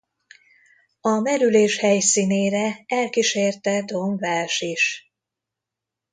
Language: Hungarian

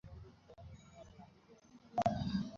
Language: Bangla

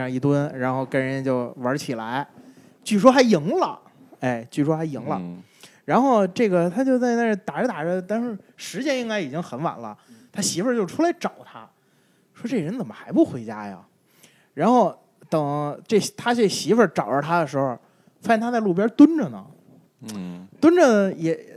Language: Chinese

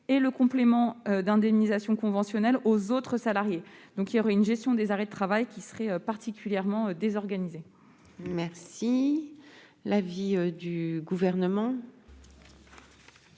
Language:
French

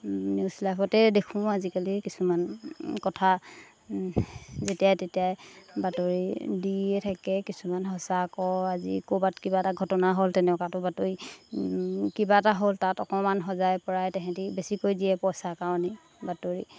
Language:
Assamese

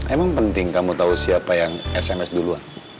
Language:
Indonesian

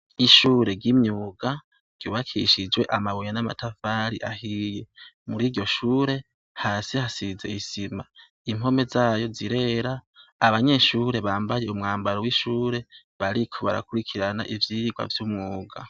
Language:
Rundi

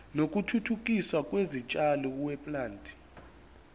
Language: Zulu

